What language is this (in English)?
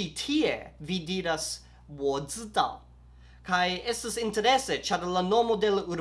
Italian